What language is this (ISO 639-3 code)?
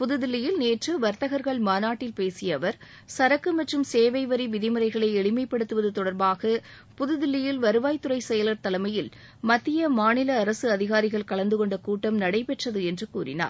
tam